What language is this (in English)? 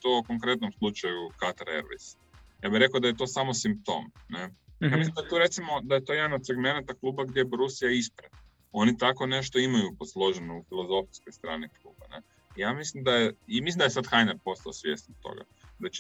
Croatian